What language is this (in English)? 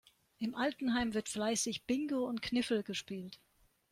German